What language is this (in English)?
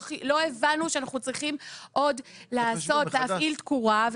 Hebrew